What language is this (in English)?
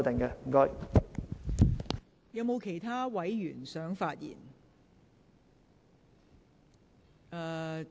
Cantonese